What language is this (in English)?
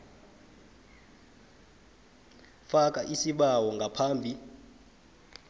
South Ndebele